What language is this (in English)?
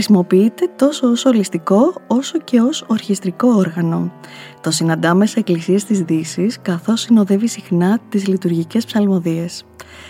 Greek